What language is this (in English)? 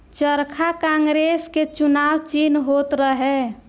Bhojpuri